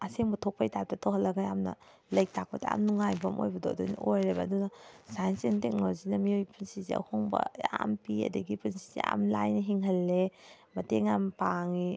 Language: Manipuri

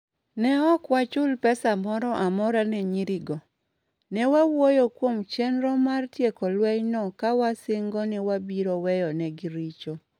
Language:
Luo (Kenya and Tanzania)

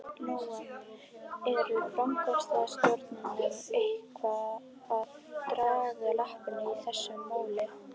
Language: Icelandic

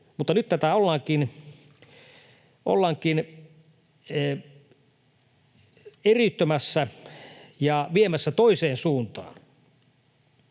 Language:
Finnish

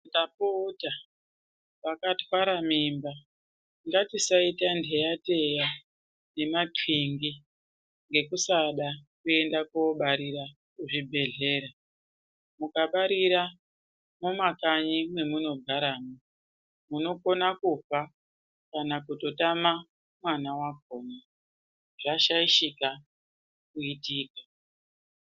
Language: Ndau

